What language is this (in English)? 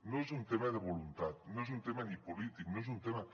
Catalan